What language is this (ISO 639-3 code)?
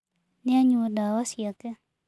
kik